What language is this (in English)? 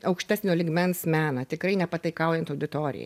Lithuanian